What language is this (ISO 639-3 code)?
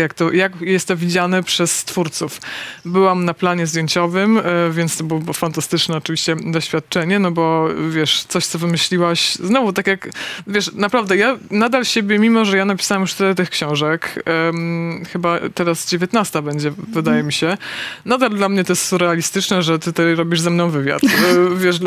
pol